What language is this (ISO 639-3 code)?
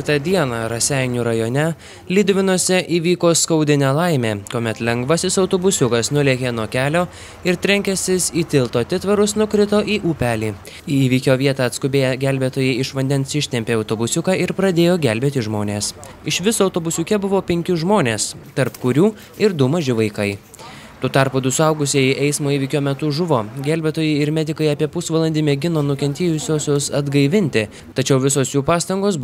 lit